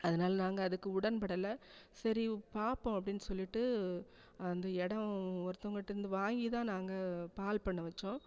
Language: Tamil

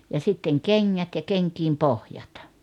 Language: Finnish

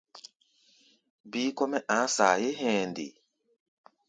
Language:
Gbaya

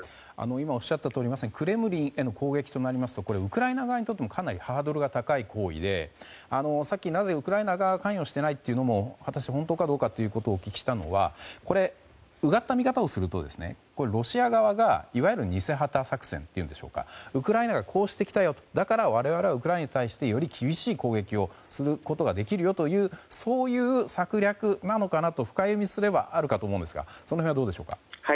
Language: Japanese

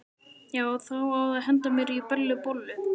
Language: Icelandic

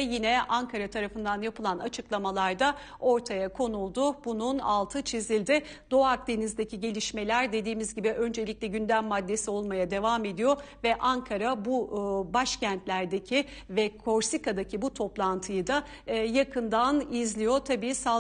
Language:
Turkish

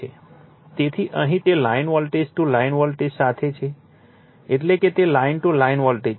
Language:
Gujarati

